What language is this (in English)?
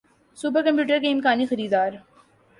Urdu